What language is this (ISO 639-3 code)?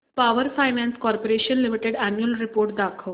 mar